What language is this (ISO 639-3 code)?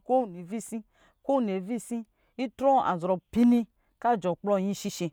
mgi